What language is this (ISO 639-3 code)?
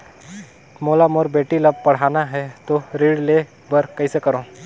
hne